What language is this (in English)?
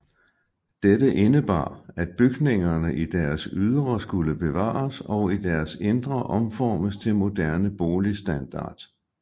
Danish